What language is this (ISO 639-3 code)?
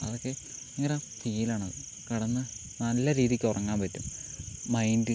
mal